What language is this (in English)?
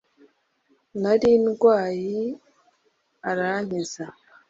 Kinyarwanda